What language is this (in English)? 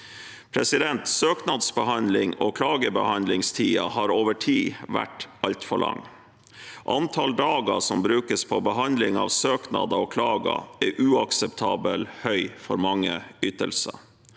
Norwegian